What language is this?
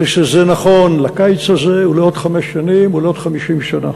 Hebrew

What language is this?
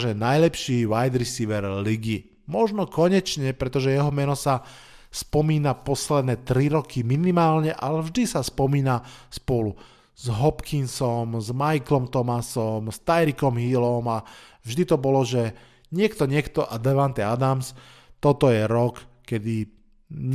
Slovak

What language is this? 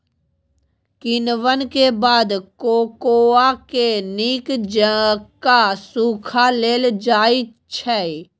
Maithili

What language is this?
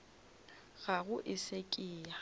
Northern Sotho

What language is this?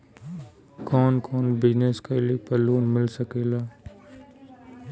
Bhojpuri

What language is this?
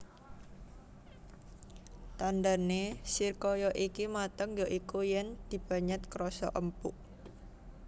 Javanese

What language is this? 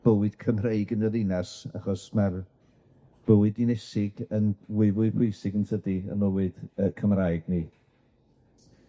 Welsh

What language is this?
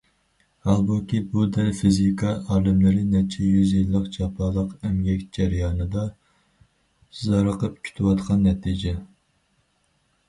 Uyghur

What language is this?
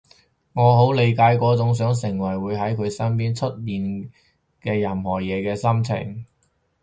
Cantonese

